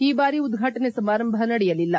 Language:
Kannada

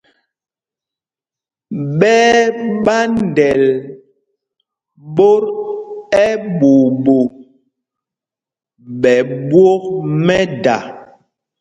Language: Mpumpong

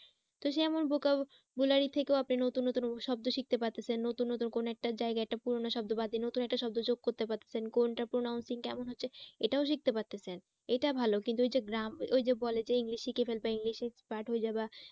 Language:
Bangla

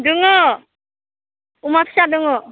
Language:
Bodo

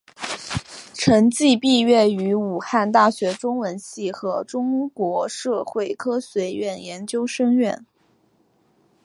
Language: Chinese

